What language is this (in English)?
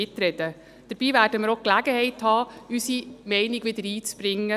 Swiss German